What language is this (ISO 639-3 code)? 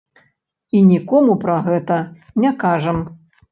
bel